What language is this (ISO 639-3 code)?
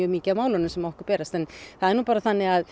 isl